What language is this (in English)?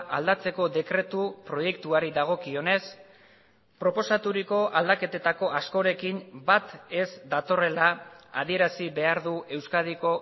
Basque